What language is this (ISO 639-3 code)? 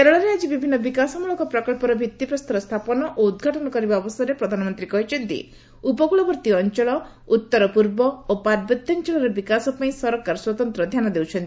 ori